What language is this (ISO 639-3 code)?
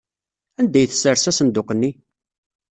kab